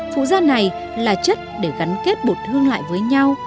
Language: Vietnamese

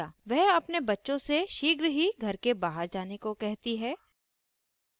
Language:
Hindi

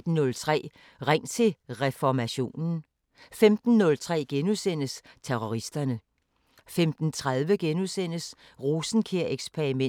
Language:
Danish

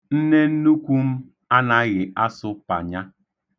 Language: Igbo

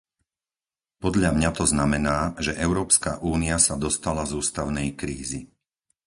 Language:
Slovak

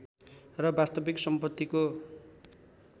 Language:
Nepali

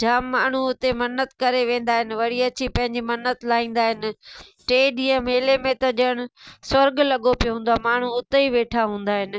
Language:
Sindhi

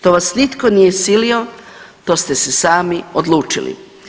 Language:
Croatian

